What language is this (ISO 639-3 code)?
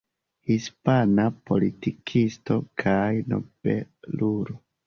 epo